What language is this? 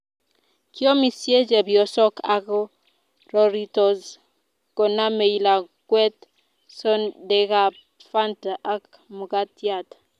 Kalenjin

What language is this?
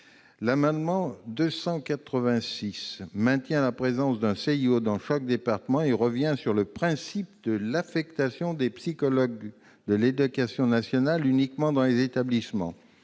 French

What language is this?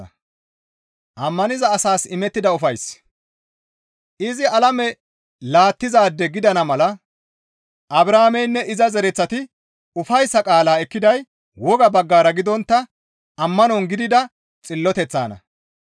Gamo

